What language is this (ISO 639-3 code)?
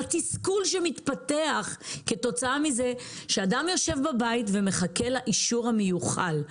heb